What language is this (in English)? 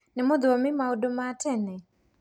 Kikuyu